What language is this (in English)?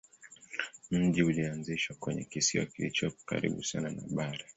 Swahili